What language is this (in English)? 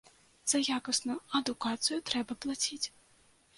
Belarusian